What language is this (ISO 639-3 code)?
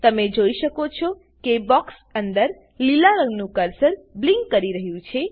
guj